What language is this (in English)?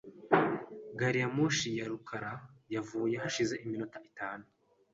Kinyarwanda